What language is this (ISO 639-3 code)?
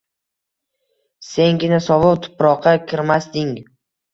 uzb